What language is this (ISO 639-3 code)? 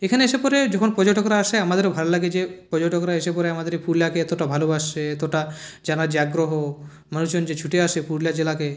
ben